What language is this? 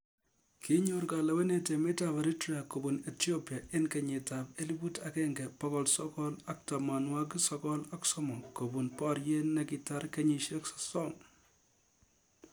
Kalenjin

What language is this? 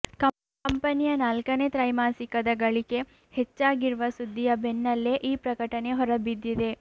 Kannada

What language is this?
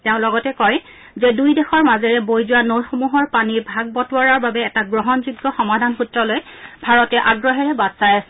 Assamese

